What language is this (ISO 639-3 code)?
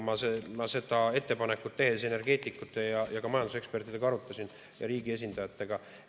est